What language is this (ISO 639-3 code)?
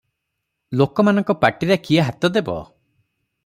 ori